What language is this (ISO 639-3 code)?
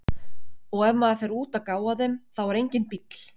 isl